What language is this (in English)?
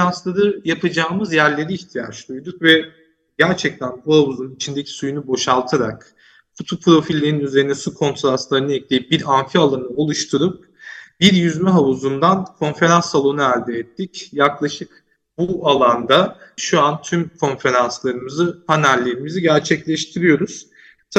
Turkish